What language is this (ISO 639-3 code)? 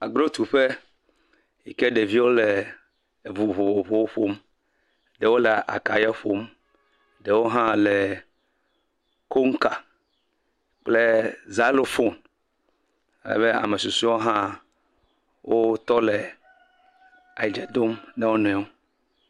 ewe